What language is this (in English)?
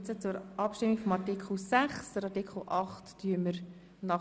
Swiss German